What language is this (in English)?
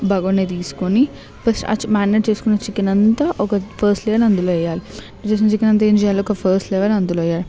Telugu